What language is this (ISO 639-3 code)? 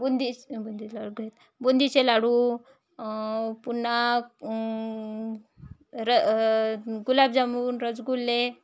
mar